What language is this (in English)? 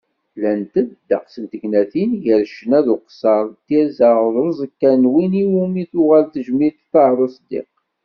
Kabyle